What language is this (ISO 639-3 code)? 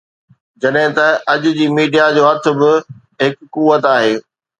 snd